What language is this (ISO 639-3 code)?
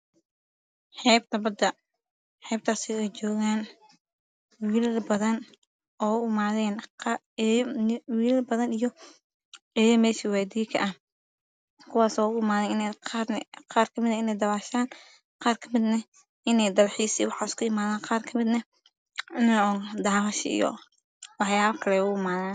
som